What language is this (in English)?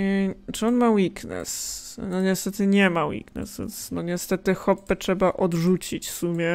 Polish